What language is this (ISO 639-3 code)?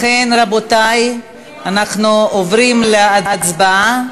heb